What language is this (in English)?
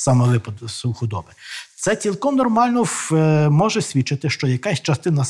Ukrainian